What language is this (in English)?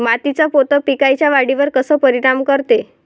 Marathi